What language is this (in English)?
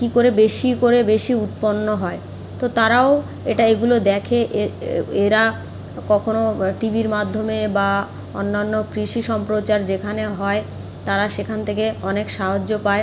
Bangla